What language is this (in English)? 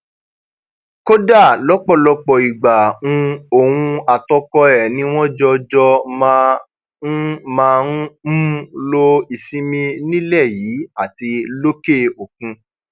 Yoruba